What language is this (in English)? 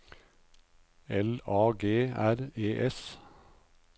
Norwegian